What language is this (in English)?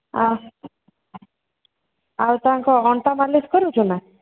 Odia